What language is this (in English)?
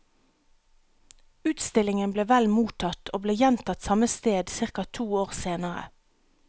Norwegian